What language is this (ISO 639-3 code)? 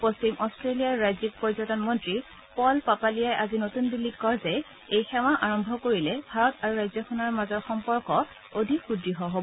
asm